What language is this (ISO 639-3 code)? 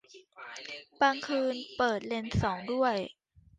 tha